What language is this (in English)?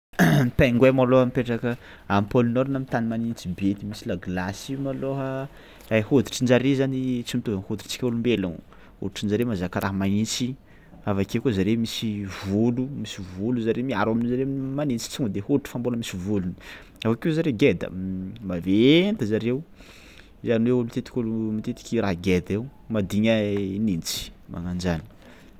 Tsimihety Malagasy